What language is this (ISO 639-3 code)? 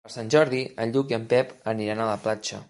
cat